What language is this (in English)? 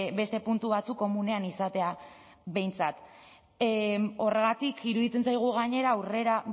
Basque